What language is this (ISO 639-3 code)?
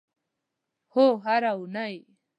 pus